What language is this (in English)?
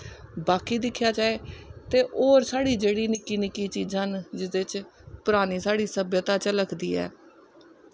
Dogri